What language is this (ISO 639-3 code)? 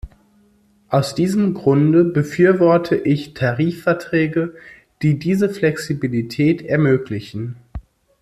deu